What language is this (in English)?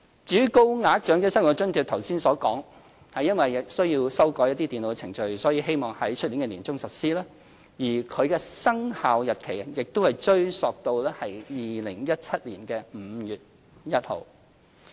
Cantonese